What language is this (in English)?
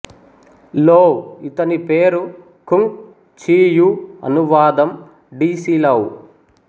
Telugu